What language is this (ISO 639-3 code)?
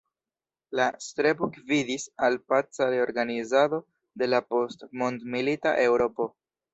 epo